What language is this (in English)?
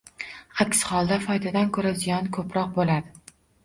Uzbek